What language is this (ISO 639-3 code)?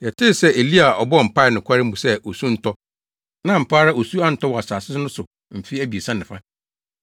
aka